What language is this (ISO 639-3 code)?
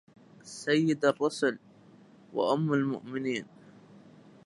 ara